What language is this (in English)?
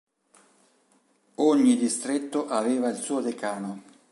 Italian